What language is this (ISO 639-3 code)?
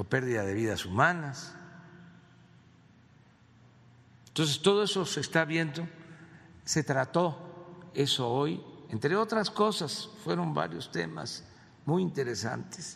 spa